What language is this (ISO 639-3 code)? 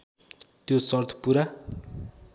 nep